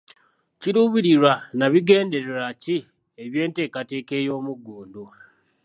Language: Ganda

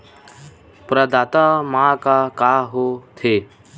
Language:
Chhattisgarhi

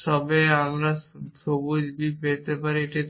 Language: Bangla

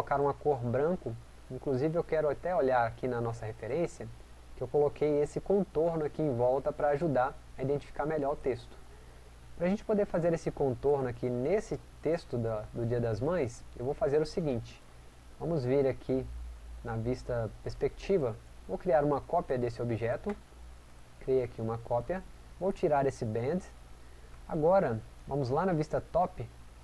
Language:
Portuguese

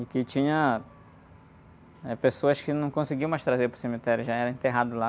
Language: Portuguese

